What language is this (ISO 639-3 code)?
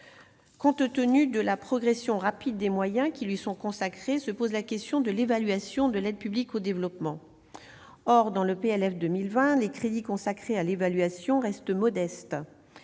fra